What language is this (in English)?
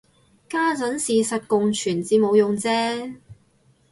Cantonese